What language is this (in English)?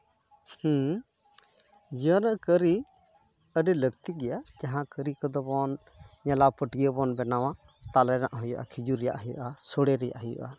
Santali